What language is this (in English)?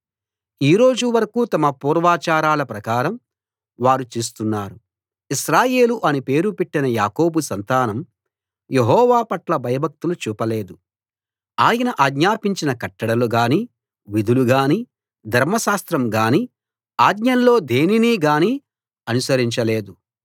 Telugu